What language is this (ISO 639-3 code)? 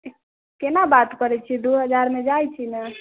mai